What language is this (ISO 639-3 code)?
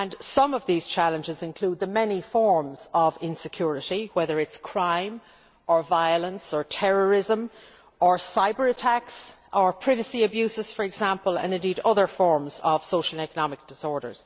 eng